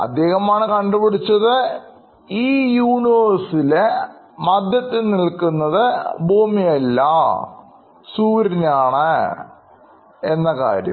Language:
Malayalam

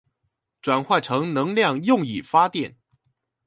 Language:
Chinese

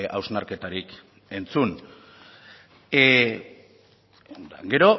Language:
Basque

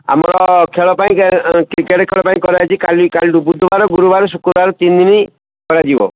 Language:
Odia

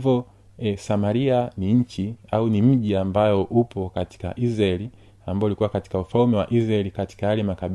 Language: Swahili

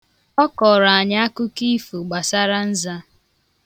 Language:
Igbo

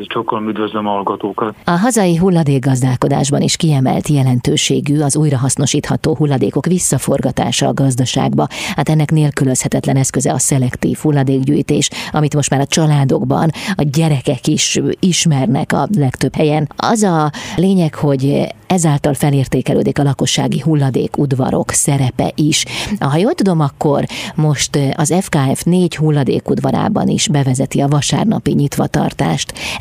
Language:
Hungarian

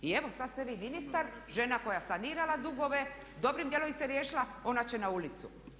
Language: Croatian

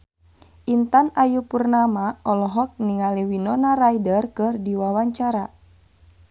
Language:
Sundanese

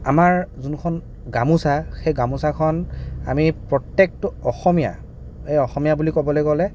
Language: Assamese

